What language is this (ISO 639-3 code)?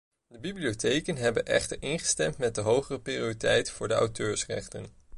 nld